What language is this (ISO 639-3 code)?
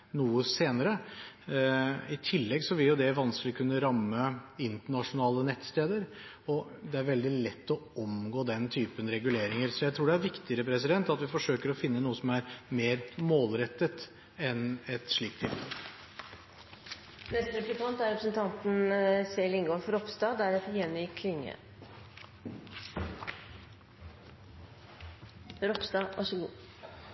nob